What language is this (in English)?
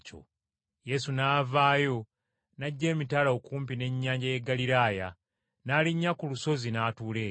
Ganda